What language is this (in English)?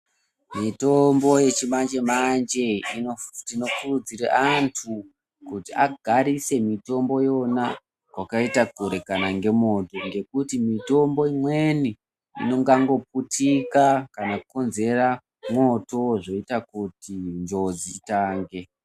Ndau